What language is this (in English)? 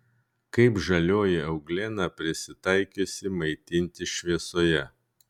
Lithuanian